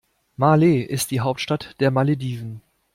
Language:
German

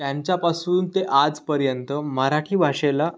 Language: Marathi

